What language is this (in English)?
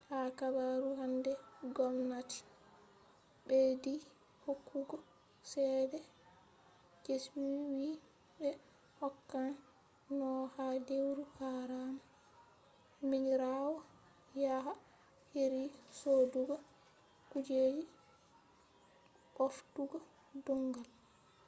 Fula